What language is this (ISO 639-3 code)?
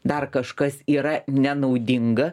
lit